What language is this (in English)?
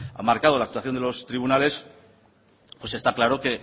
Spanish